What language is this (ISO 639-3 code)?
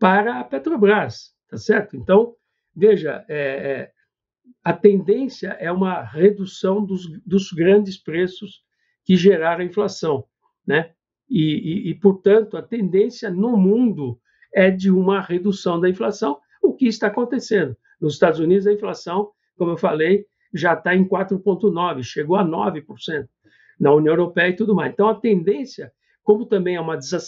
por